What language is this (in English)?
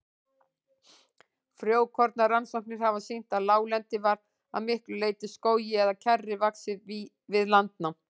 Icelandic